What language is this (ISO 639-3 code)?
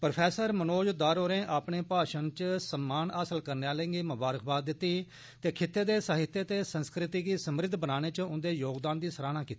doi